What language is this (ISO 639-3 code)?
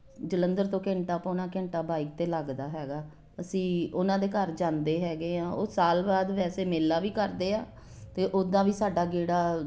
pan